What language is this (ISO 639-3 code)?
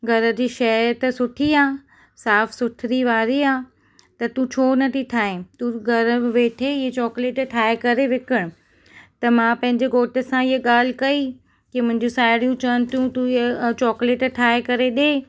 snd